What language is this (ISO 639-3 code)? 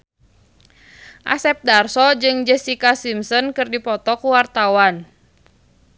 sun